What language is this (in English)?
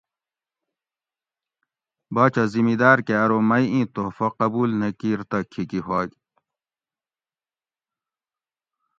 Gawri